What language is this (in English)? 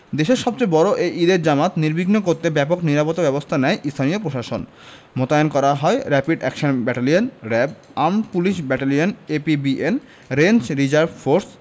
Bangla